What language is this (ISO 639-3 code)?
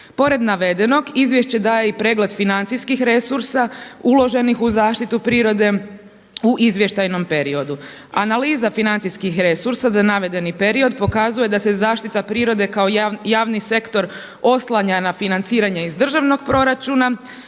hrv